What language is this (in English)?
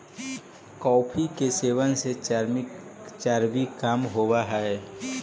Magahi